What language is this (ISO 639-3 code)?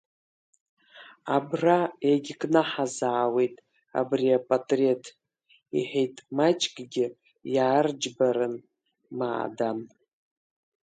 abk